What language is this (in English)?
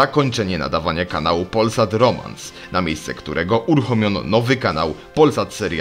Polish